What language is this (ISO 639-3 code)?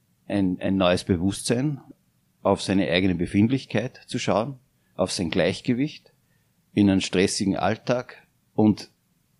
deu